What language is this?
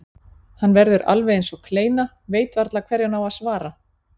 Icelandic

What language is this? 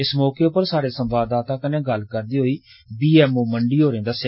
Dogri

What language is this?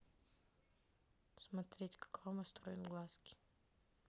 Russian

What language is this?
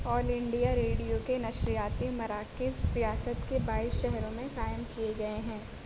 Urdu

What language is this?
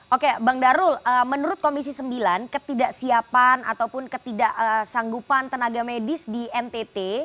Indonesian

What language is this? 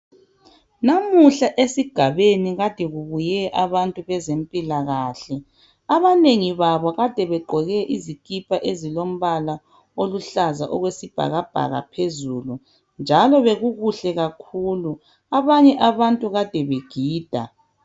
North Ndebele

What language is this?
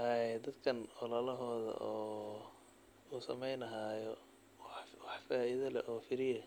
Somali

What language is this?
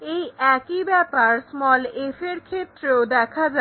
Bangla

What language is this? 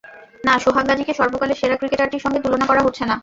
Bangla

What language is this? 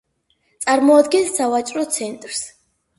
Georgian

